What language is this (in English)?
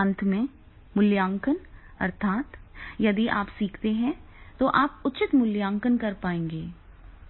Hindi